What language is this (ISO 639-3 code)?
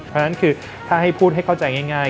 tha